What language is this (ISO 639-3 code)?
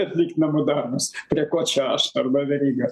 lit